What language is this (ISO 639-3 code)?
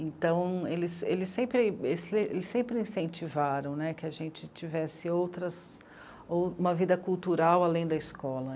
por